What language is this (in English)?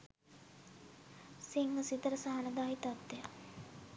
Sinhala